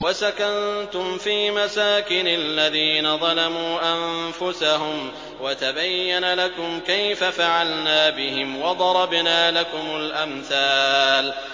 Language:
Arabic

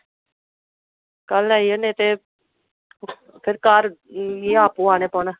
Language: Dogri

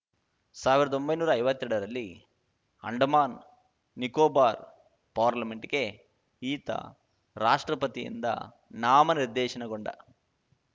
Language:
Kannada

